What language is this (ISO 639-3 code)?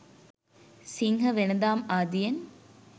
sin